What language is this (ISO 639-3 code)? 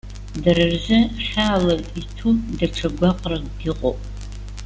abk